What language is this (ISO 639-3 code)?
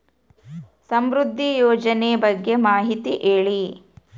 kan